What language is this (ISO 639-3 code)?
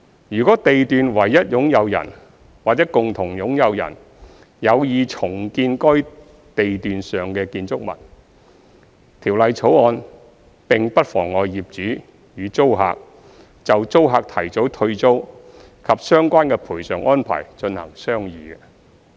yue